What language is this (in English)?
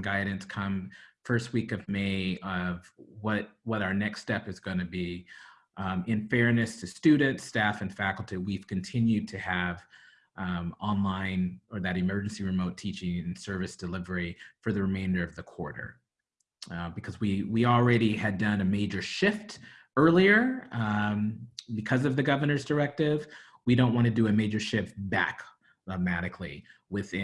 English